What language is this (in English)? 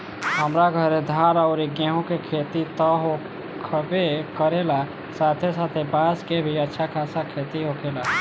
Bhojpuri